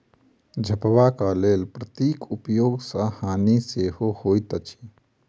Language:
Maithili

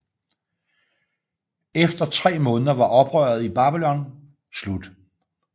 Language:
Danish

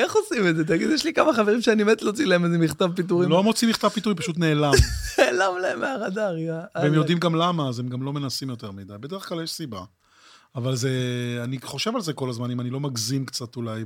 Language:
Hebrew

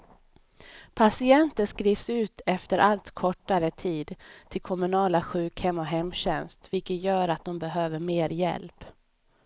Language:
Swedish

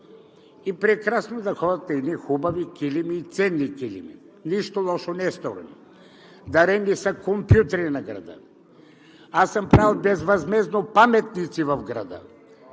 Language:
Bulgarian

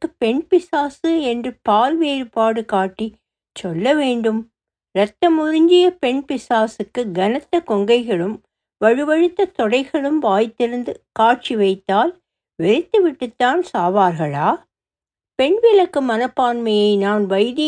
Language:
Tamil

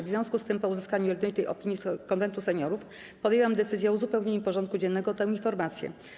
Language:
Polish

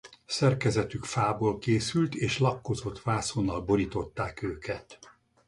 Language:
Hungarian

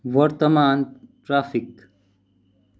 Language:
Nepali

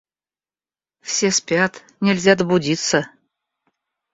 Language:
Russian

